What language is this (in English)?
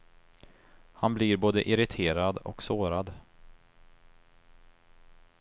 Swedish